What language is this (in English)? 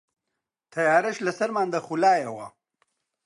Central Kurdish